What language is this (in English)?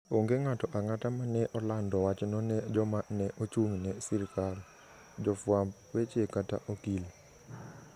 Luo (Kenya and Tanzania)